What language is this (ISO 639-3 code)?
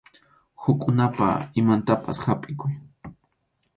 qxu